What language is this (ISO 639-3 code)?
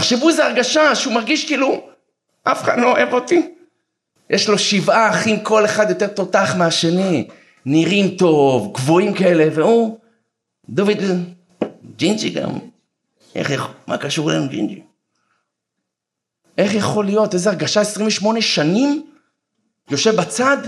heb